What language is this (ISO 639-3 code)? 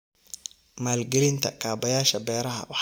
som